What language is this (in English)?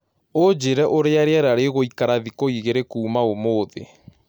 Kikuyu